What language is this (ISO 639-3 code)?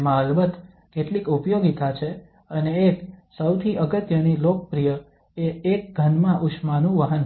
guj